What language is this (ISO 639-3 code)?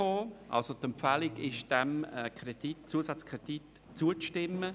gsw